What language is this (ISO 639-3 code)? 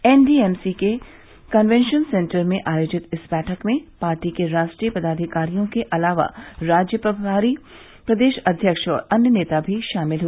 hin